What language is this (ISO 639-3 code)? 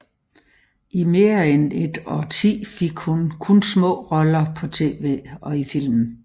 dan